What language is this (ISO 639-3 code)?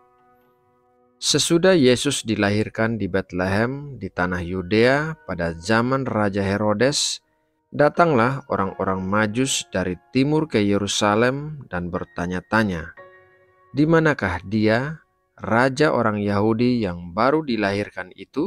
ind